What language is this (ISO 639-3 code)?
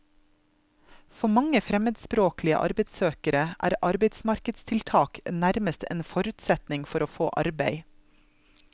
nor